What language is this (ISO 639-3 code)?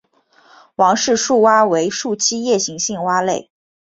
zho